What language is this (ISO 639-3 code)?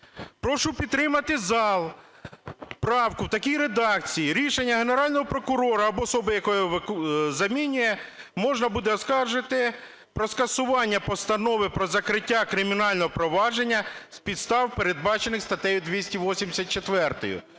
ukr